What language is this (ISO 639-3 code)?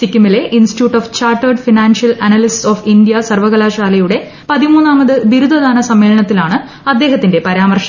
mal